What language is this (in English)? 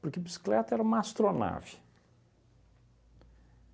Portuguese